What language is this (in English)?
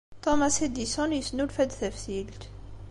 Kabyle